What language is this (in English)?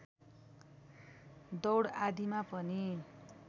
Nepali